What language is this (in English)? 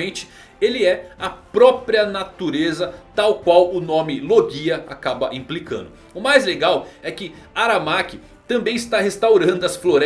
Portuguese